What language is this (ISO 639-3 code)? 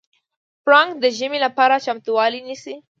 pus